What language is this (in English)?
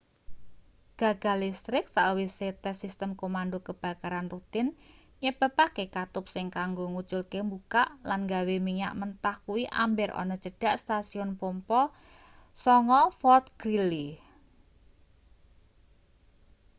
Javanese